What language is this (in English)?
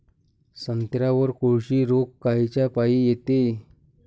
Marathi